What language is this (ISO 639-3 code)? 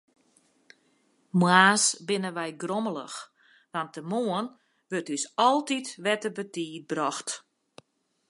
fry